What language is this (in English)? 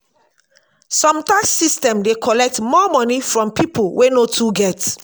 Nigerian Pidgin